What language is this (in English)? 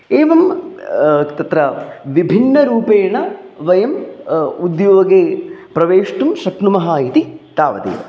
Sanskrit